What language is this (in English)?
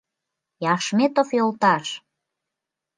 Mari